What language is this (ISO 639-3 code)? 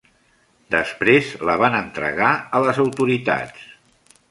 cat